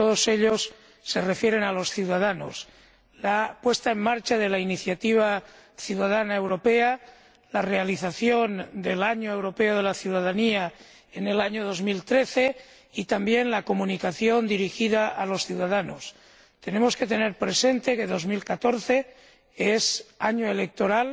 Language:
Spanish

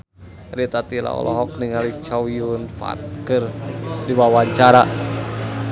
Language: Sundanese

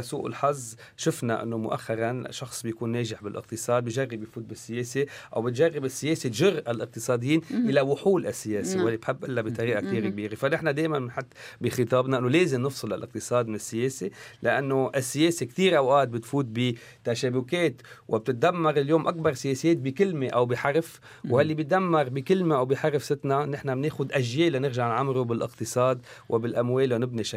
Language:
Arabic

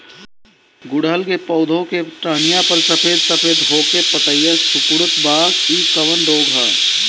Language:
Bhojpuri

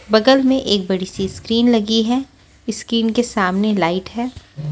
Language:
Hindi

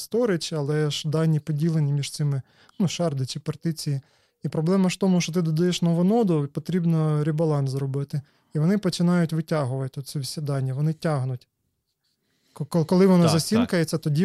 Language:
Ukrainian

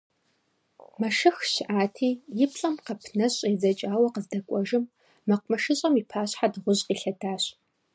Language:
Kabardian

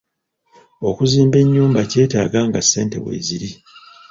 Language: Ganda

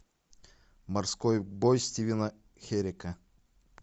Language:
Russian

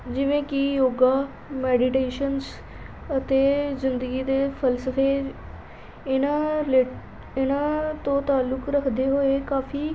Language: Punjabi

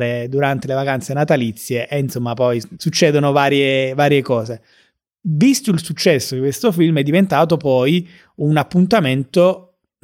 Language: Italian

